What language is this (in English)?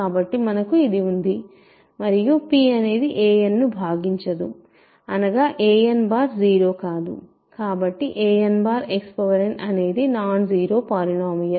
Telugu